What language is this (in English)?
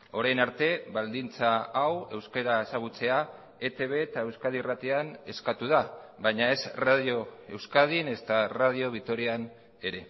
Basque